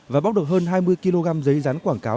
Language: Vietnamese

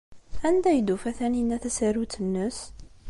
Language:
Kabyle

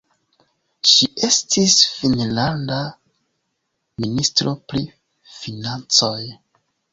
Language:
Esperanto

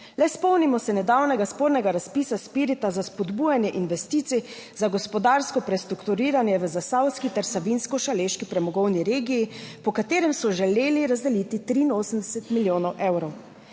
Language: Slovenian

